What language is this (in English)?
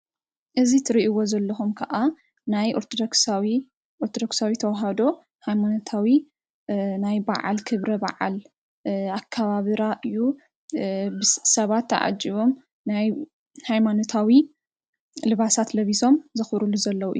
Tigrinya